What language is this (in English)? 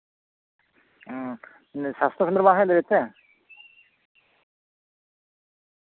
Santali